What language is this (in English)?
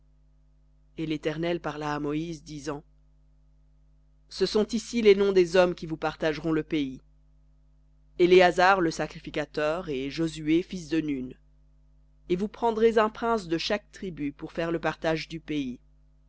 French